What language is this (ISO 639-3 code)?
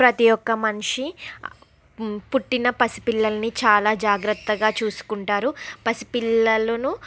tel